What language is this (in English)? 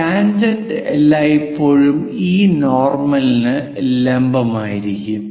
Malayalam